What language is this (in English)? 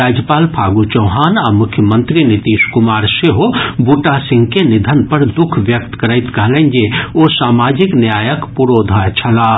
Maithili